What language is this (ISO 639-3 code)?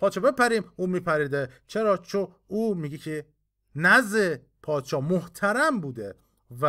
fas